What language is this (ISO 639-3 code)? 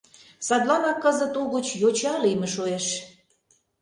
chm